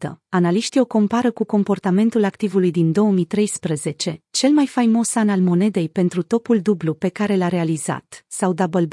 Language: Romanian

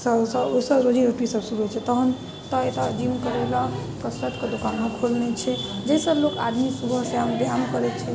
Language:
Maithili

